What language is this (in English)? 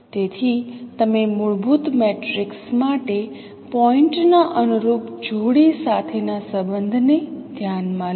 Gujarati